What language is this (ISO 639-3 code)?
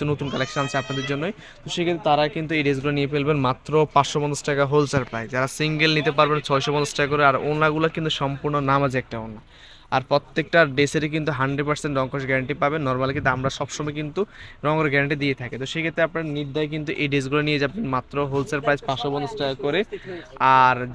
ben